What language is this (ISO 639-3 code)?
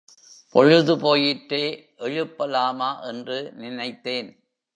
tam